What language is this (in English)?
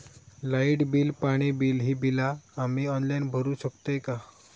Marathi